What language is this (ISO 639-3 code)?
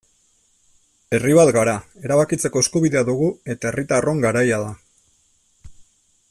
eus